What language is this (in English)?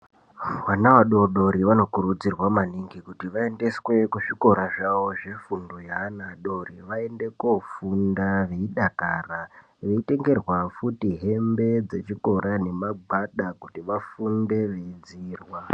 Ndau